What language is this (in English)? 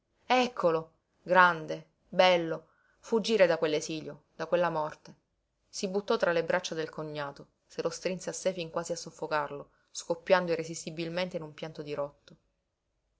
Italian